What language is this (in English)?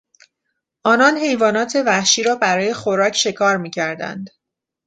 Persian